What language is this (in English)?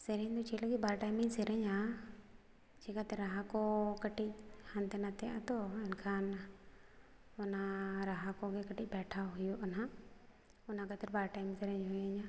Santali